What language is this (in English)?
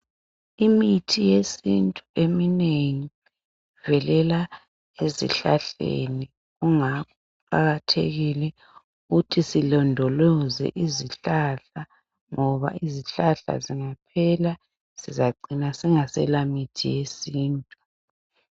North Ndebele